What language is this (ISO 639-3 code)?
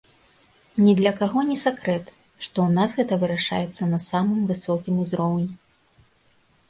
bel